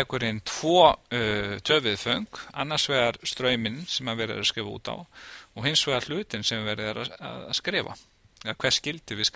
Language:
Norwegian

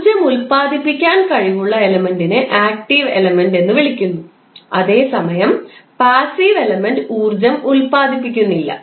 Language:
Malayalam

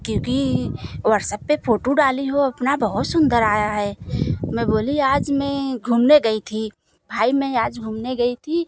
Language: Hindi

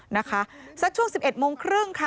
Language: Thai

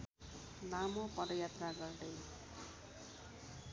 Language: Nepali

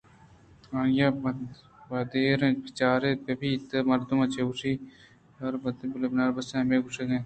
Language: Eastern Balochi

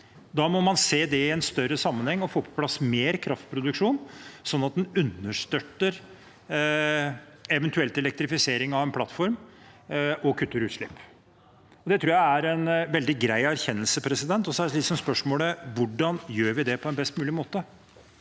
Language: Norwegian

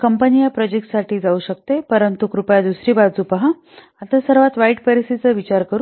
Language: Marathi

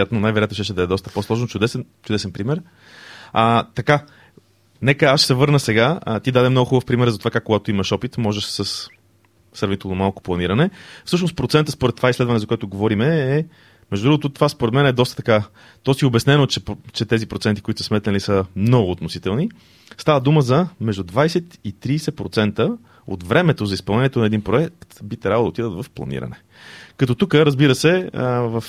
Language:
Bulgarian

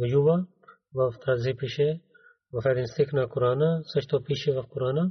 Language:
Bulgarian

